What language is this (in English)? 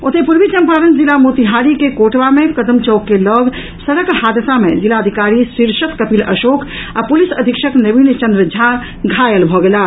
Maithili